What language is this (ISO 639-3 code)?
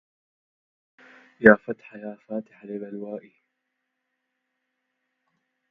ara